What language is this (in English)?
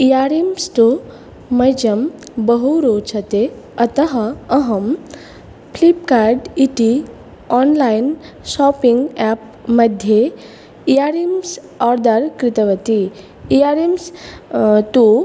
Sanskrit